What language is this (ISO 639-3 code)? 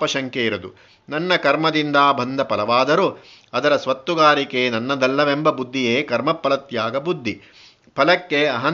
kan